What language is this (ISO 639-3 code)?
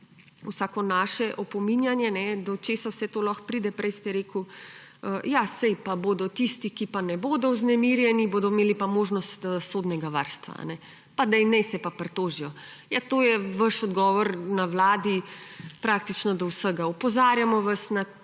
slv